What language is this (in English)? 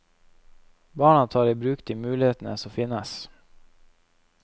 Norwegian